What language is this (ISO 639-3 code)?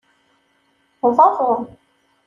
kab